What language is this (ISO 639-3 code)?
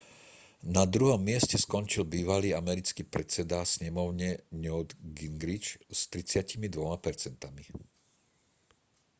slk